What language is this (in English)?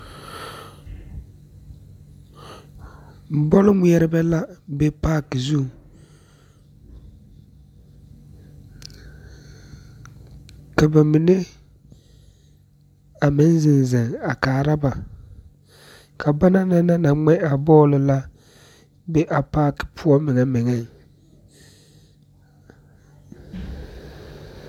Southern Dagaare